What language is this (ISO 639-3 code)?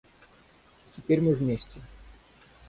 rus